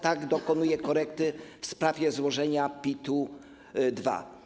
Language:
Polish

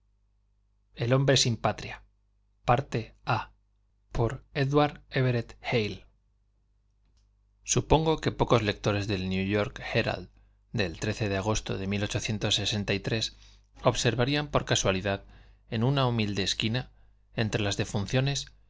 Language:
Spanish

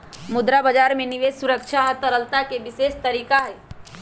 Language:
Magahi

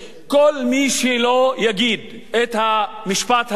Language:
Hebrew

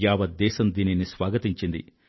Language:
Telugu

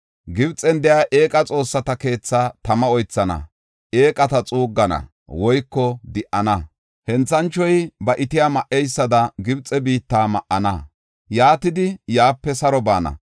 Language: Gofa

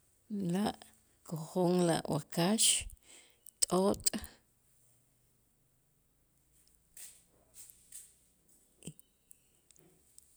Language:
Itzá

